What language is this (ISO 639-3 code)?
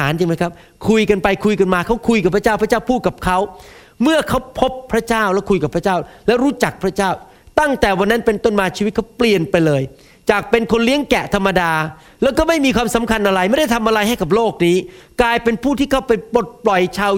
tha